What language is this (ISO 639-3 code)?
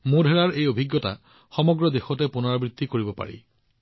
asm